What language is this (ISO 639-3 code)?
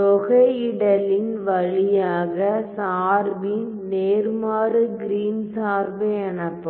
tam